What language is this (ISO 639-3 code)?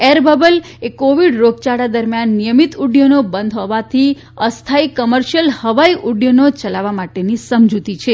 guj